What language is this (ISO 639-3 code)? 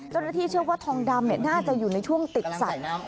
tha